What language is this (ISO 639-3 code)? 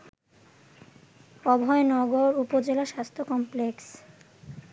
ben